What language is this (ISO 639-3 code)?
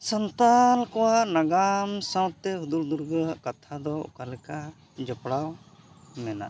sat